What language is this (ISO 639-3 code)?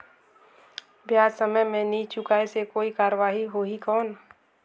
hne